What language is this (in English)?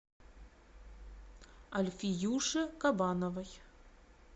Russian